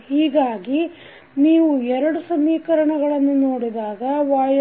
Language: Kannada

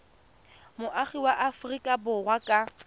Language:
Tswana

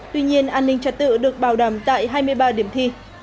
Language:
Vietnamese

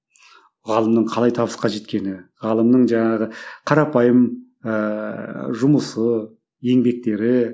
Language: Kazakh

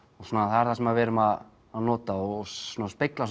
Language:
Icelandic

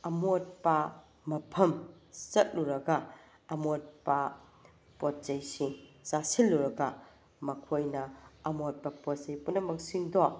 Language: Manipuri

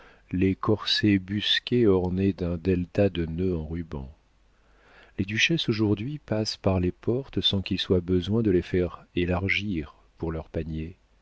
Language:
French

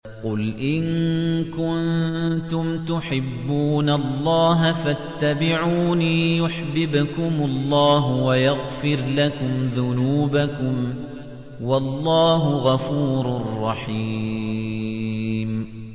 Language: Arabic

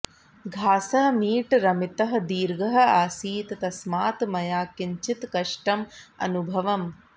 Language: Sanskrit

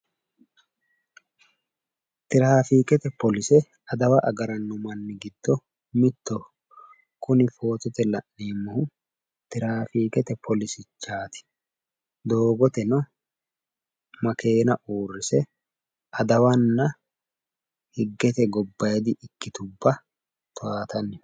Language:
Sidamo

